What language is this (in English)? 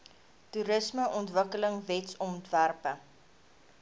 Afrikaans